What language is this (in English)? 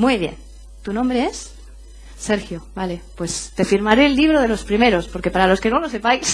Spanish